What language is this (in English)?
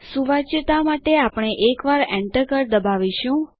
Gujarati